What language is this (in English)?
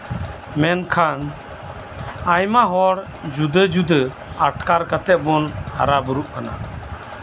Santali